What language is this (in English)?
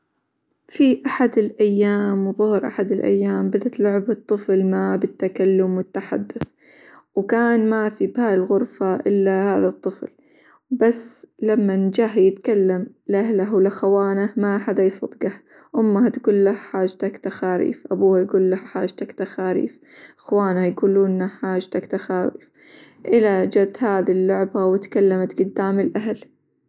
Hijazi Arabic